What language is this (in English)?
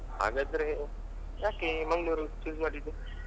Kannada